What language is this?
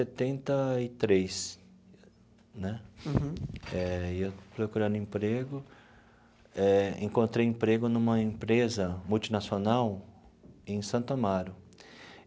Portuguese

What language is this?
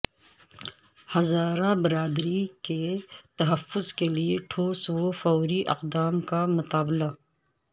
Urdu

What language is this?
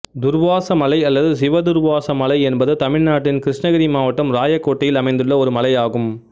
Tamil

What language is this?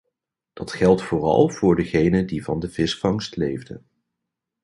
Dutch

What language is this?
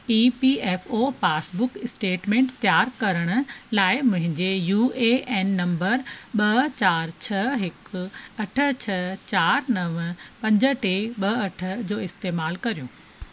Sindhi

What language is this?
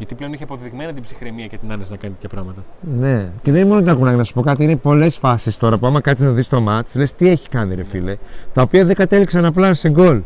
Greek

